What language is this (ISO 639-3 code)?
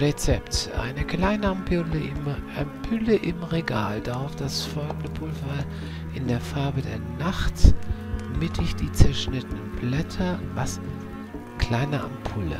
deu